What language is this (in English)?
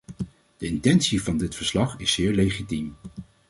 Dutch